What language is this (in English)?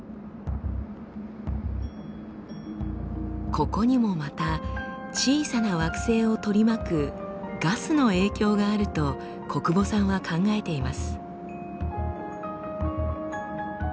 Japanese